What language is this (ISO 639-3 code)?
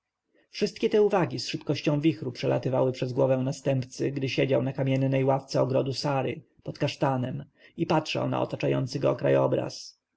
pol